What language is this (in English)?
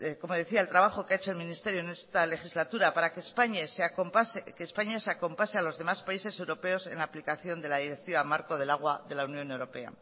Spanish